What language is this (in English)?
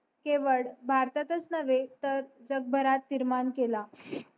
Marathi